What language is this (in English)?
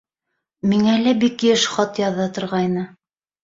Bashkir